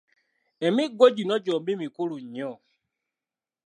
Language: Ganda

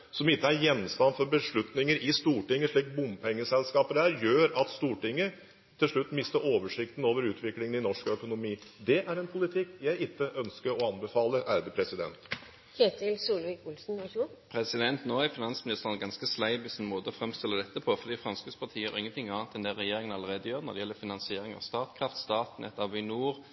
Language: Norwegian Bokmål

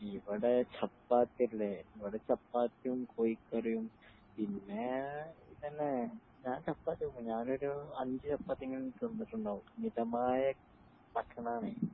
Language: Malayalam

